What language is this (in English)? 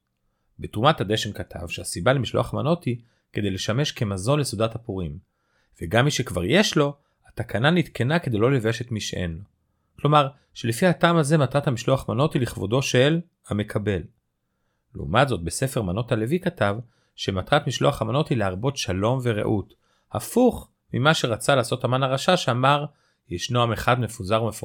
Hebrew